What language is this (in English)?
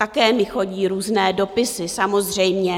Czech